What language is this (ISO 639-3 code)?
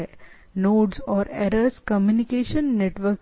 hin